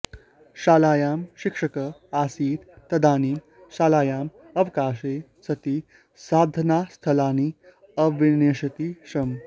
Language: Sanskrit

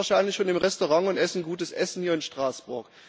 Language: German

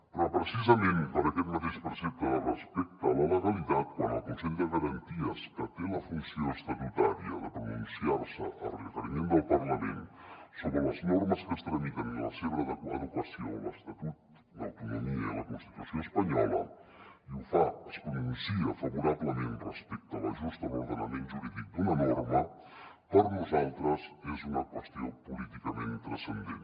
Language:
Catalan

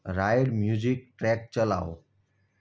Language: Gujarati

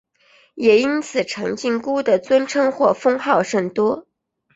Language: Chinese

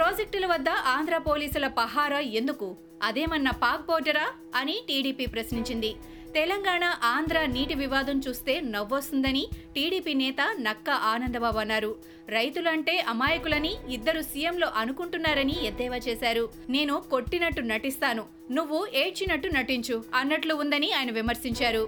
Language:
Telugu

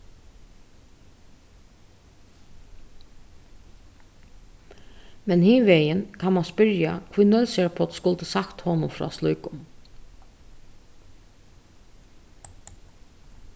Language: Faroese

